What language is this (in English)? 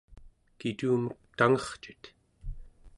Central Yupik